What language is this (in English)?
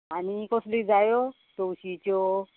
Konkani